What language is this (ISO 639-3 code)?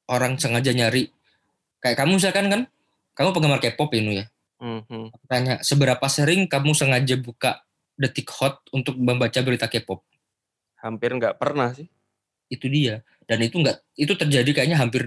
ind